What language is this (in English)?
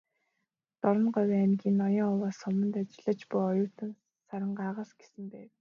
Mongolian